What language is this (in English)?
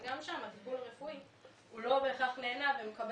Hebrew